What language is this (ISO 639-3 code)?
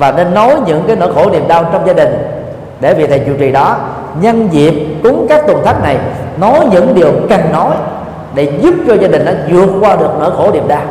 vie